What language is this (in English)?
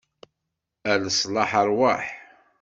Kabyle